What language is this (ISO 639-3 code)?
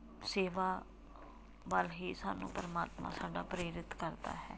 pan